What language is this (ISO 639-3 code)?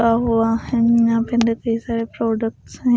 hin